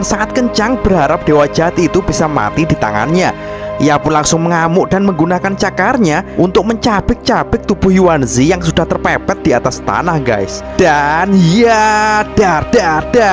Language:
Indonesian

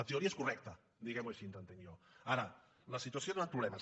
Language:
Catalan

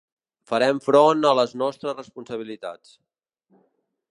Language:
Catalan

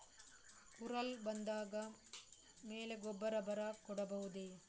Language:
Kannada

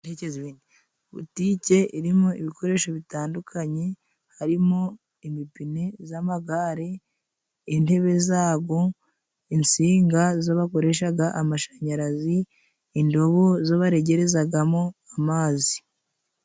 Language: Kinyarwanda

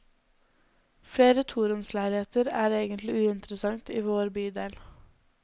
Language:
Norwegian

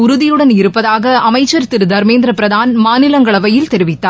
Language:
Tamil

